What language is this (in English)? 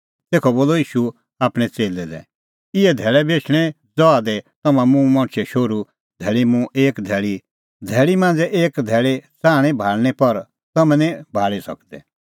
Kullu Pahari